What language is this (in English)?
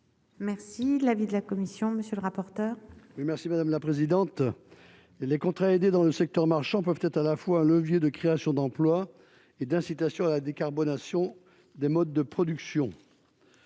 French